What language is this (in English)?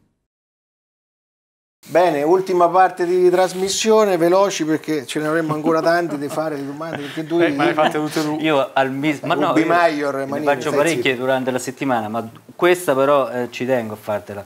Italian